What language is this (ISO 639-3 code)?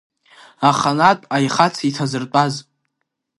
abk